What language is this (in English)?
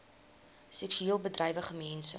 Afrikaans